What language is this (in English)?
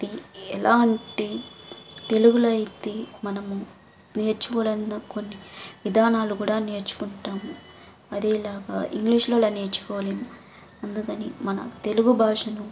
Telugu